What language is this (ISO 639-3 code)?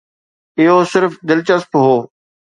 snd